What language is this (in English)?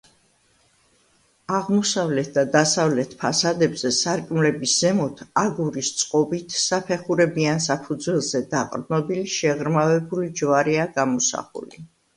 Georgian